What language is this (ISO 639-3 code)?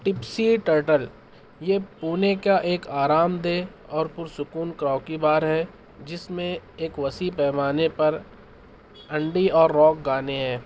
urd